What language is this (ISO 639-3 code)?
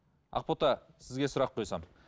kaz